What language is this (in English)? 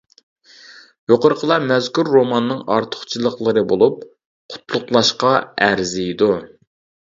Uyghur